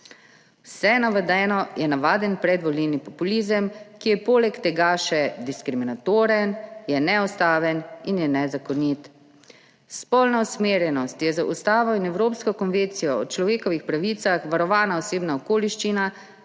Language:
Slovenian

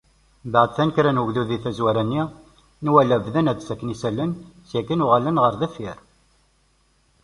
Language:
Kabyle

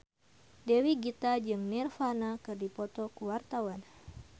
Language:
Sundanese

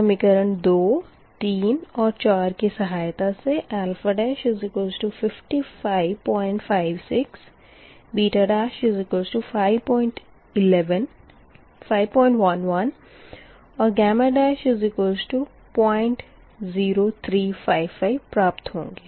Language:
Hindi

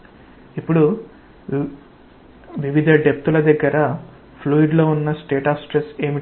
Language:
Telugu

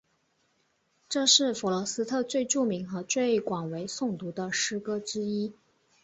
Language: Chinese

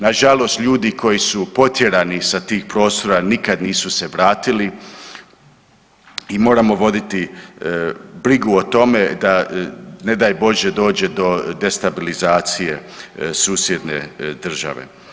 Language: Croatian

